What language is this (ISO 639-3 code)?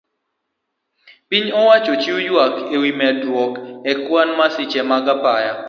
luo